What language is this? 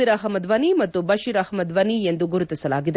Kannada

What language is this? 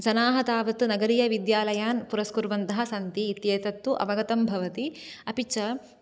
Sanskrit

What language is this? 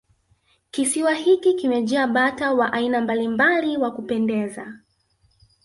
Swahili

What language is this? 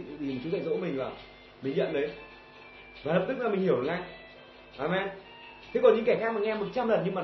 Vietnamese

